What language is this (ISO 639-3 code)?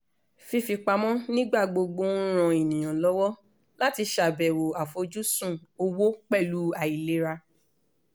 yor